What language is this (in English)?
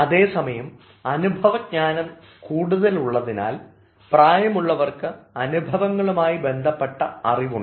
Malayalam